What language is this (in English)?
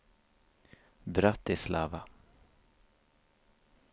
Swedish